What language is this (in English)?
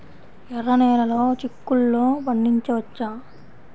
Telugu